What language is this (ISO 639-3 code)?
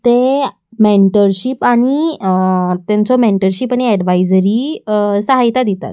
kok